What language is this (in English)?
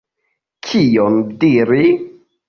Esperanto